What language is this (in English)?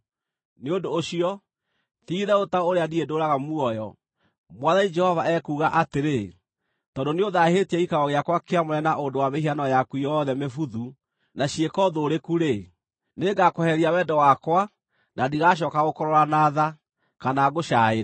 Kikuyu